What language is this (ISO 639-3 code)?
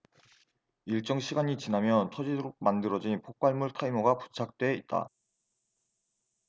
kor